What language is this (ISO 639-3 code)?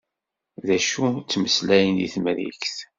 kab